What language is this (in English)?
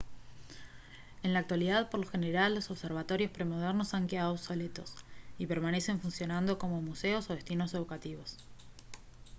Spanish